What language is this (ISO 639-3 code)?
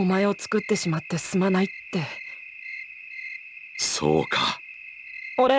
jpn